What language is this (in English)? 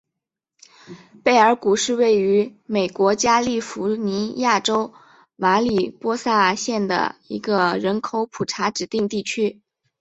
Chinese